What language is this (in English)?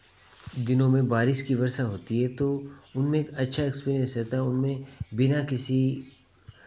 Hindi